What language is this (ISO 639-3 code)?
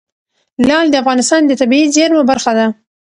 pus